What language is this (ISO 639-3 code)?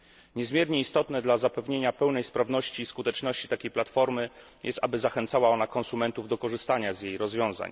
pol